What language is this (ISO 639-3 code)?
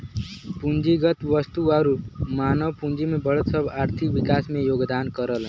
bho